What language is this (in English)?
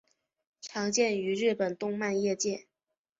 Chinese